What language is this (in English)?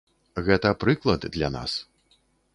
Belarusian